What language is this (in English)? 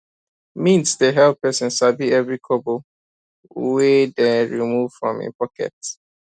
Nigerian Pidgin